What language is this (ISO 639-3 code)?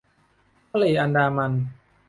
tha